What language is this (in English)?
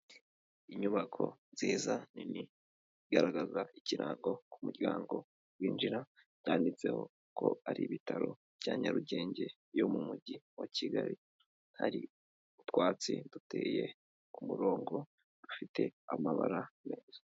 Kinyarwanda